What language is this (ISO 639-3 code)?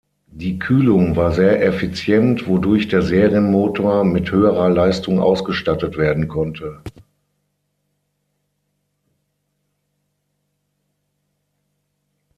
deu